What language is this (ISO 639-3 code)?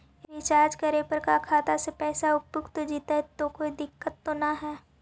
mag